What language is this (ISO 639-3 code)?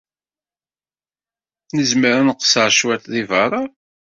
kab